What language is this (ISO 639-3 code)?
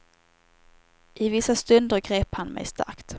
swe